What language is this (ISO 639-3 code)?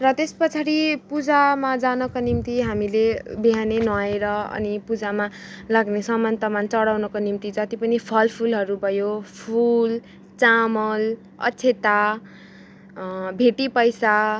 nep